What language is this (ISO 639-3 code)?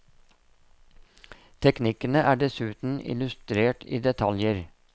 nor